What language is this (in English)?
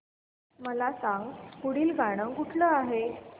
Marathi